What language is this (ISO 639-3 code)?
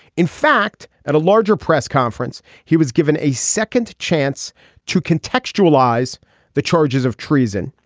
eng